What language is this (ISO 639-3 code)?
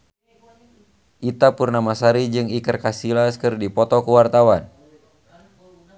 sun